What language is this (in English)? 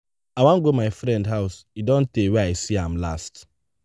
Nigerian Pidgin